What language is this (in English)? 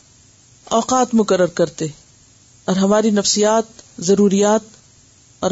Urdu